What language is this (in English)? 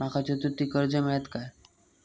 Marathi